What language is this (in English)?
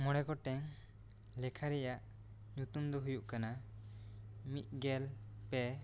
Santali